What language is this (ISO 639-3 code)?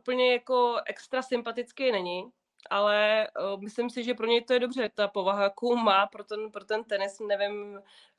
ces